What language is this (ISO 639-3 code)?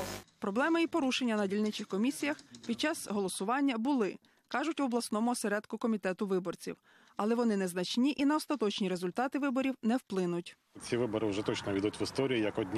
ukr